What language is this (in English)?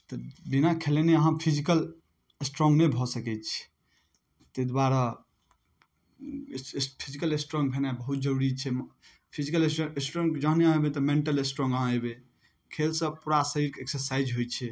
Maithili